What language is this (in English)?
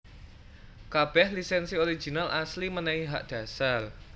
Javanese